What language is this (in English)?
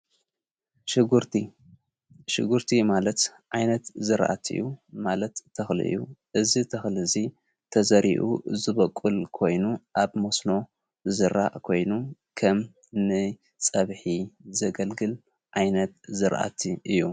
Tigrinya